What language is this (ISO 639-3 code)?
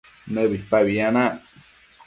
mcf